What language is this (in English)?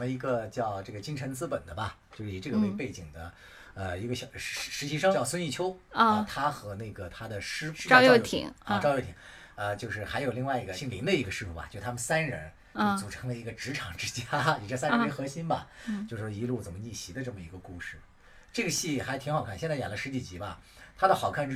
Chinese